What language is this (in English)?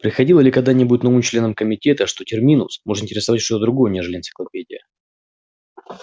Russian